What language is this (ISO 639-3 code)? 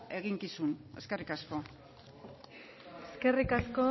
eus